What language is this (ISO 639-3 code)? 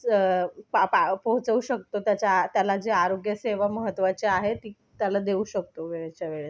mar